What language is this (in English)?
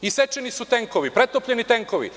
Serbian